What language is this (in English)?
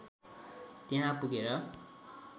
Nepali